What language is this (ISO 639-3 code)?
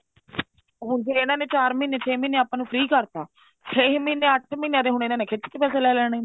pan